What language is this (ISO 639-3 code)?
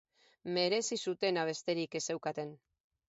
eus